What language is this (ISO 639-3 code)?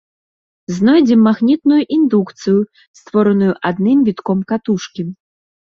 bel